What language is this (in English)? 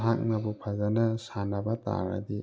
Manipuri